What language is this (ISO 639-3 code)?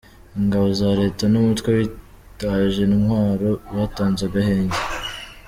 kin